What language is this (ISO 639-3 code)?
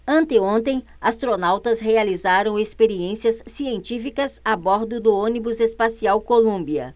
por